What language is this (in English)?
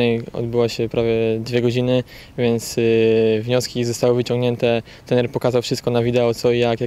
Polish